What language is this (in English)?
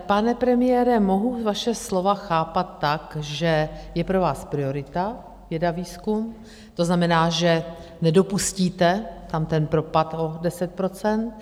Czech